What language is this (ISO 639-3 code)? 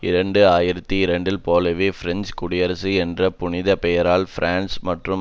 tam